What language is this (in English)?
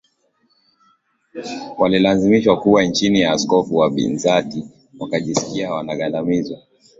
Swahili